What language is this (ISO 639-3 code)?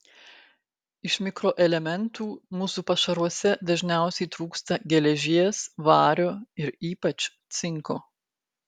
lit